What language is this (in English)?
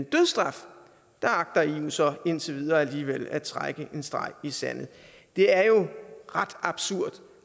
Danish